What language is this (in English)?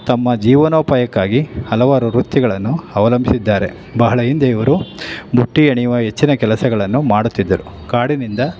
Kannada